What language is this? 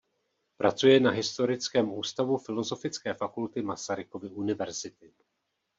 Czech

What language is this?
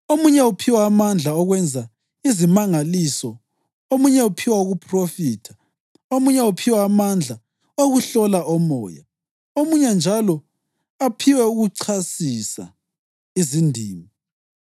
North Ndebele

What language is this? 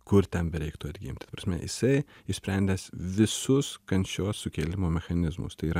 Lithuanian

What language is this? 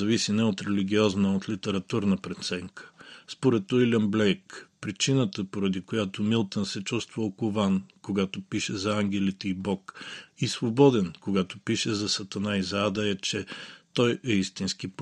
Bulgarian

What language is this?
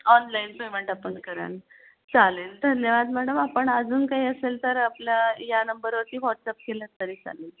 Marathi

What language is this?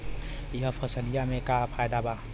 Bhojpuri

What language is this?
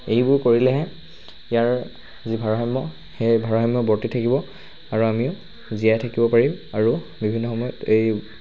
Assamese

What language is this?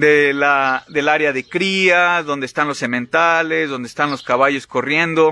Spanish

